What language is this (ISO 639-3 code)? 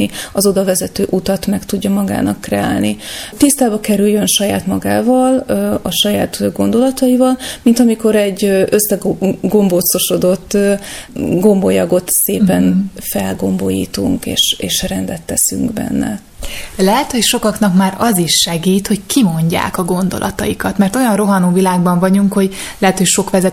hun